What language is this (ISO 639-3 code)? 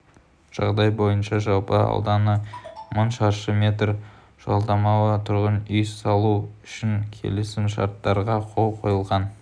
kaz